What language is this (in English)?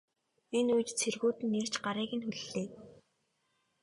Mongolian